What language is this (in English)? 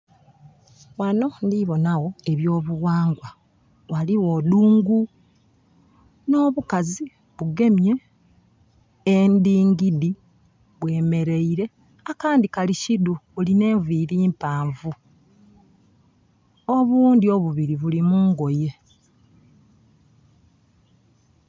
Soga